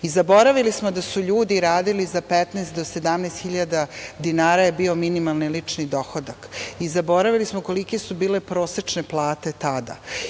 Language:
Serbian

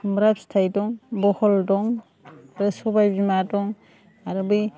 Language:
Bodo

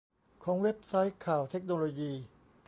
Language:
Thai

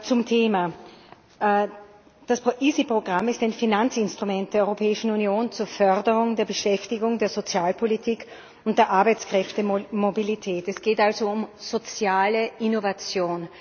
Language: German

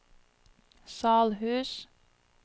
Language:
Norwegian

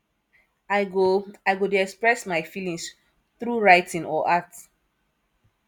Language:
Nigerian Pidgin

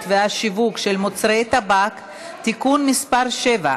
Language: Hebrew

